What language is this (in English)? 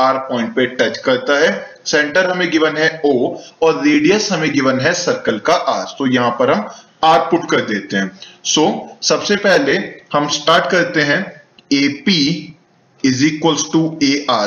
Hindi